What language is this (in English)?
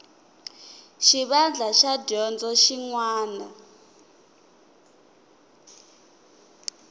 Tsonga